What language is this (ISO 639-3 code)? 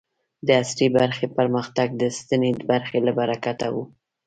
pus